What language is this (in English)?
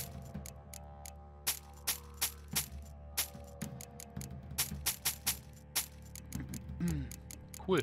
German